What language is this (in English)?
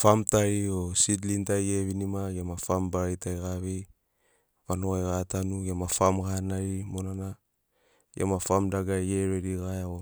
Sinaugoro